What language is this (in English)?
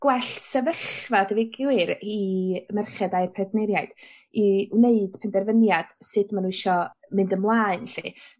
Welsh